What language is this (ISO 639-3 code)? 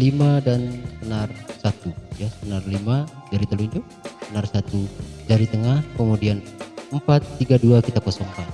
ind